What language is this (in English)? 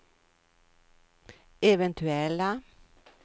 Swedish